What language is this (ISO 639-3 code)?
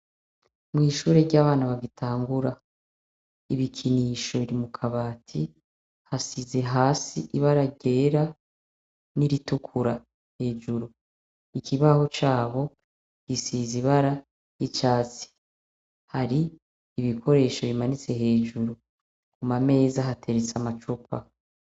run